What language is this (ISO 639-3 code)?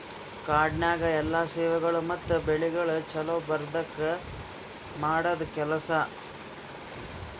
kan